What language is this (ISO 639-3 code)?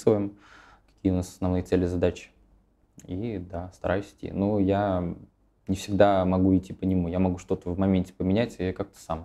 rus